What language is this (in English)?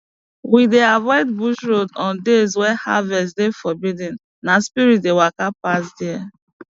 Nigerian Pidgin